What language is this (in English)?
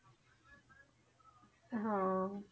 Punjabi